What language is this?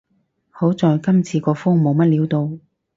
Cantonese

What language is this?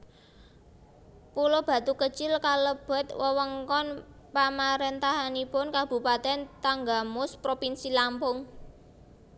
Javanese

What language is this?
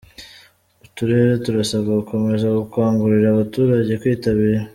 Kinyarwanda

